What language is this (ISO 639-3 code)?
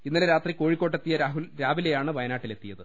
mal